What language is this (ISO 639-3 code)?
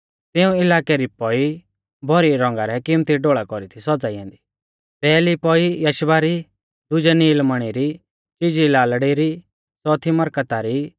bfz